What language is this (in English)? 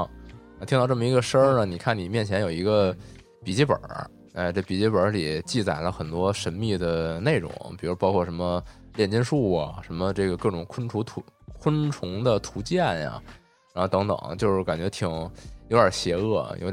Chinese